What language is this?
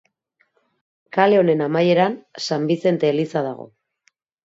Basque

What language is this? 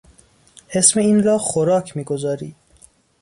Persian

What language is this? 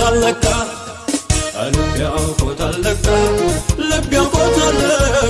Amharic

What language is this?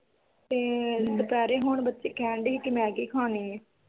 Punjabi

